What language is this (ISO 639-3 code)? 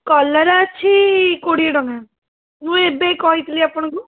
ori